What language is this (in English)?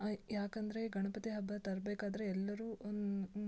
Kannada